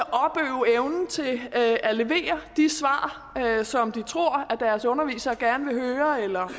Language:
Danish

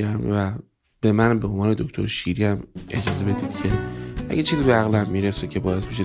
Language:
Persian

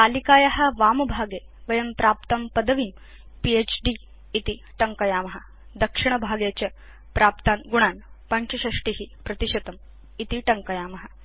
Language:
Sanskrit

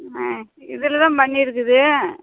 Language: Tamil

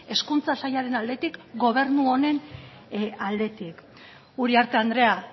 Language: Basque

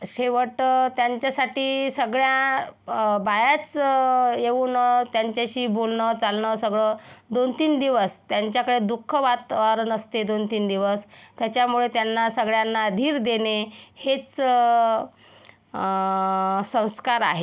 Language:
Marathi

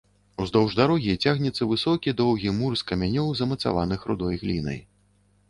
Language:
Belarusian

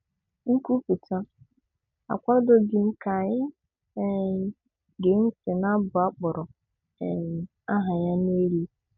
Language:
Igbo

